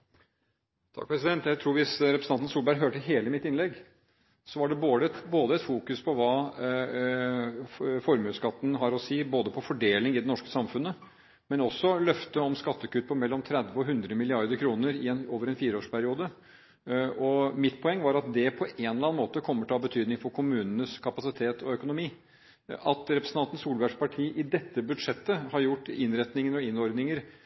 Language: Norwegian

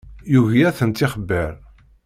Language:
Kabyle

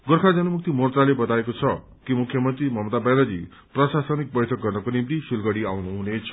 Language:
Nepali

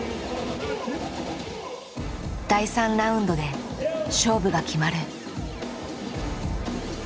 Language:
Japanese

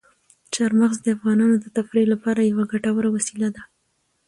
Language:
Pashto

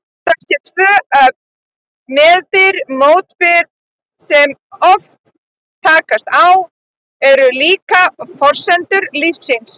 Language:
Icelandic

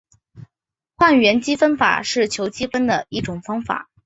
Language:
Chinese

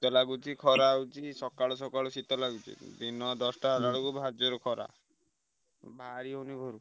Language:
Odia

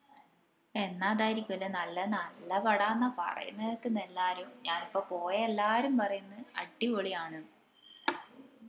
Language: Malayalam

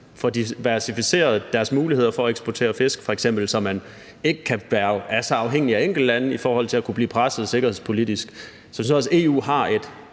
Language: Danish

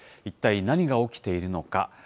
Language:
Japanese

